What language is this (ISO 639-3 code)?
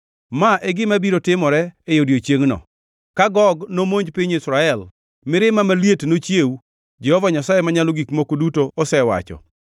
luo